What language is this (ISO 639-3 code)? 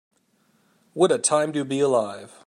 eng